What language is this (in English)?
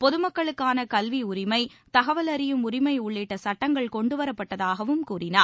Tamil